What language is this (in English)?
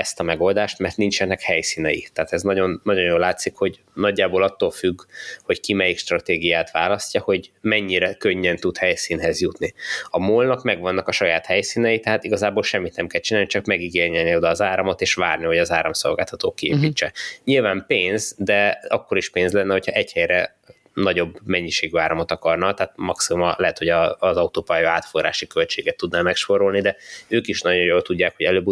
Hungarian